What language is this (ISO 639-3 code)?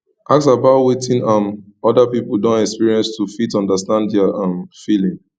pcm